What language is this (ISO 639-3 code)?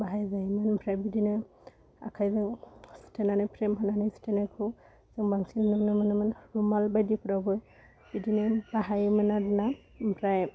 brx